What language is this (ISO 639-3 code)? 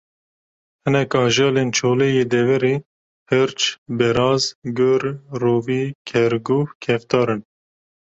kur